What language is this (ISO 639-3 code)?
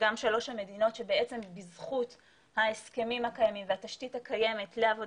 heb